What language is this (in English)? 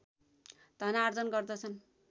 Nepali